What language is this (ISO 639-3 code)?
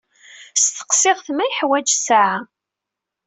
kab